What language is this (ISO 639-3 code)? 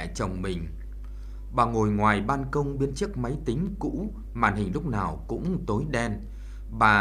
vie